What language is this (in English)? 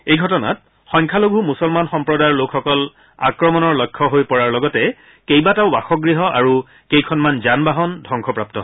Assamese